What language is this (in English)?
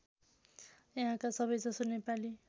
Nepali